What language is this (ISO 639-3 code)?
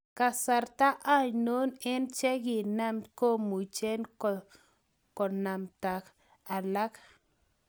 kln